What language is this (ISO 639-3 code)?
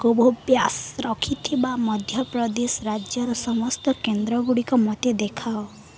ori